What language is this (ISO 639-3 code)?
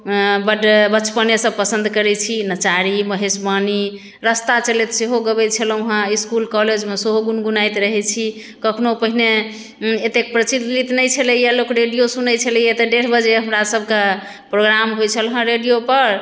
mai